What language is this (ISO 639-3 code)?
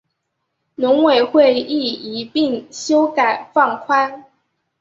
zho